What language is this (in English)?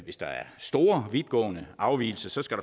Danish